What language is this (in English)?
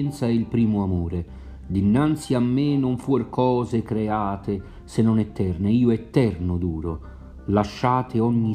Italian